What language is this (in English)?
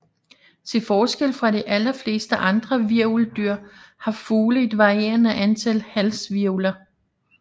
Danish